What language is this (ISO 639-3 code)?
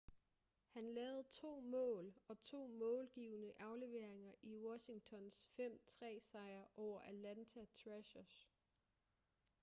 dan